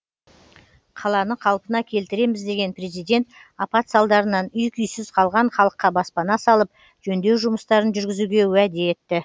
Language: Kazakh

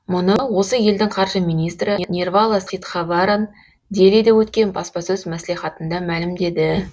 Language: Kazakh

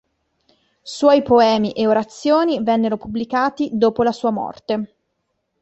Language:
Italian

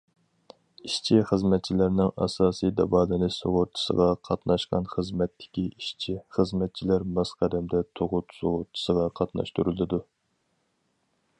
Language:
Uyghur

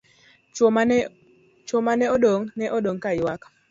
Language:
Luo (Kenya and Tanzania)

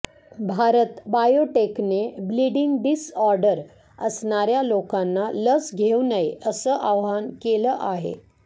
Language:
Marathi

